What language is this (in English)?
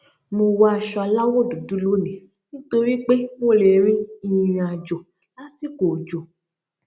Yoruba